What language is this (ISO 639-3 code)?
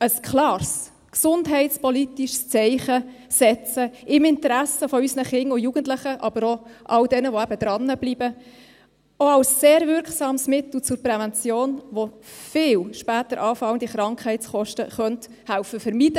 gsw